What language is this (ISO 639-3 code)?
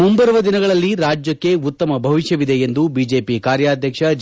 kan